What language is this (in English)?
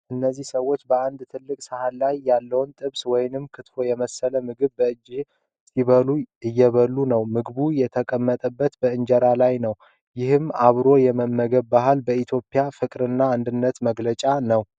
Amharic